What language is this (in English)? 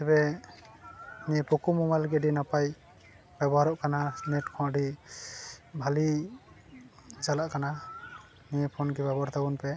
Santali